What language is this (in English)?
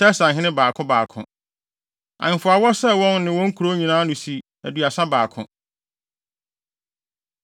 Akan